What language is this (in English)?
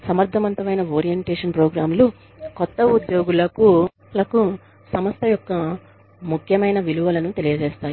Telugu